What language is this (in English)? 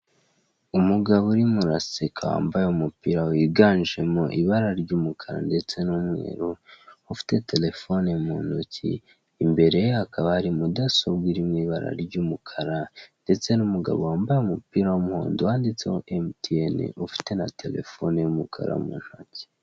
Kinyarwanda